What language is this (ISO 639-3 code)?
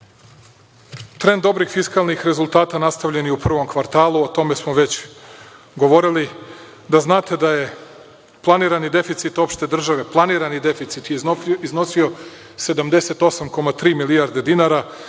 srp